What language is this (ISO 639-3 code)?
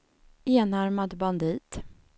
swe